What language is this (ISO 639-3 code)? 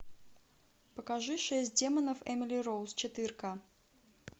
rus